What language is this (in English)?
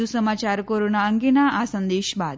Gujarati